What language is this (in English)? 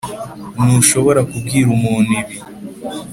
Kinyarwanda